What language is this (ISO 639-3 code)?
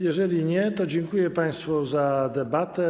pol